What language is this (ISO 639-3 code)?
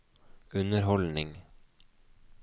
nor